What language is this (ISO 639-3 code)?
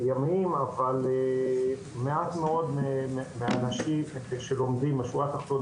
heb